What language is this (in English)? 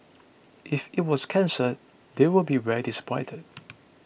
English